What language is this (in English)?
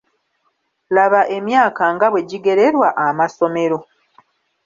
Ganda